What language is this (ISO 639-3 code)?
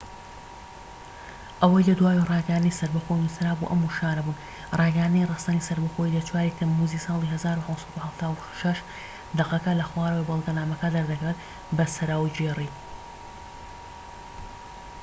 ckb